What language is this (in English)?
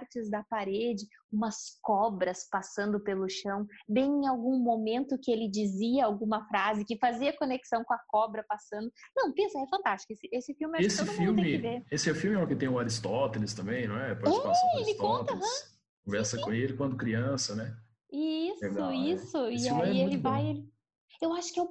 Portuguese